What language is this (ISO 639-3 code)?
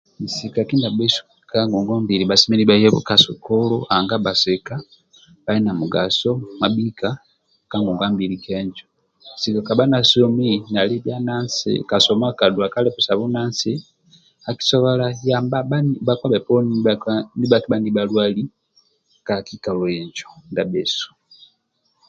rwm